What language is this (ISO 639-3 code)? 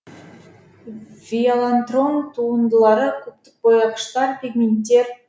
kaz